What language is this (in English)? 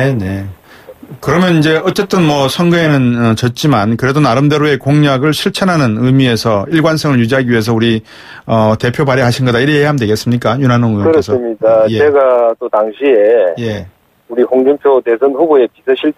Korean